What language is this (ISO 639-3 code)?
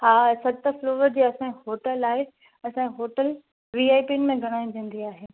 snd